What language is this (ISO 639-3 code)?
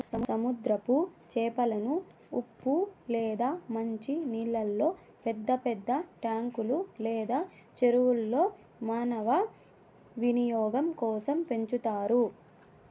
tel